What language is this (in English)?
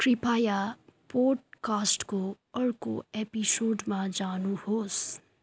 Nepali